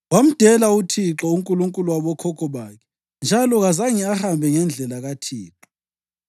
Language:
North Ndebele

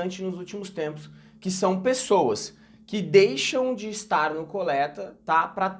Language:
Portuguese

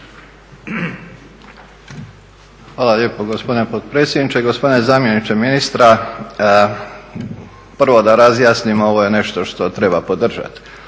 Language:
Croatian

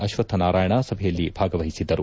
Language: Kannada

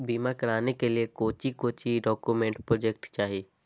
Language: Magahi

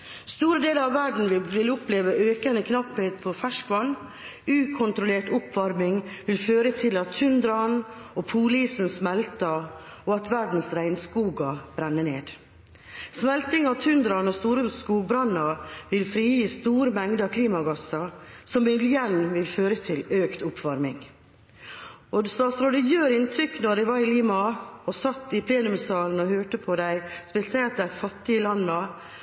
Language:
Norwegian Bokmål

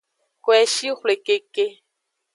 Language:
Aja (Benin)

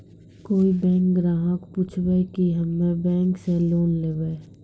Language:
Maithili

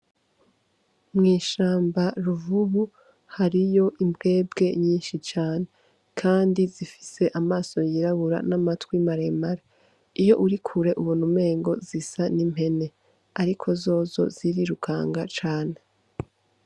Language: Rundi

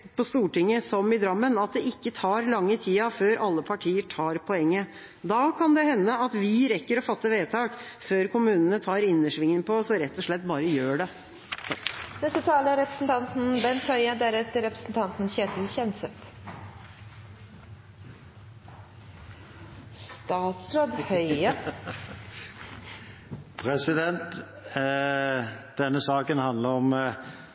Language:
Norwegian Bokmål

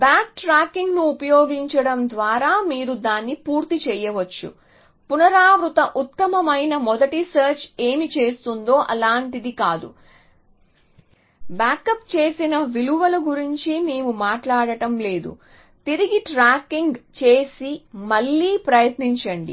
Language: Telugu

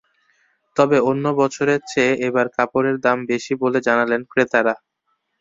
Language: Bangla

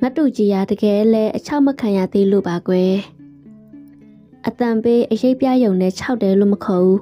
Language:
Thai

